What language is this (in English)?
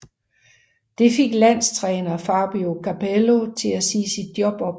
Danish